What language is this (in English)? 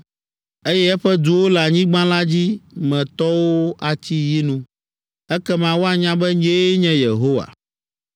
Ewe